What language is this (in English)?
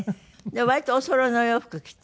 Japanese